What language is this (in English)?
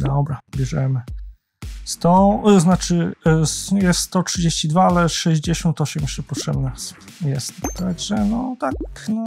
Polish